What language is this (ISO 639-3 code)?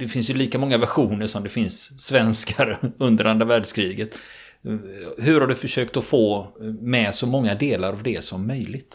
swe